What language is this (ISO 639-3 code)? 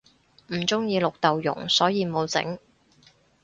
yue